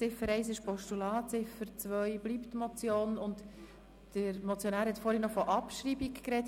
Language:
Swiss German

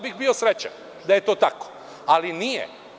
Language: Serbian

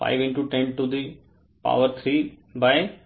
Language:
Hindi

